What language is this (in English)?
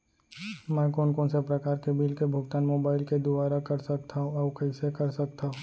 Chhattisgarhi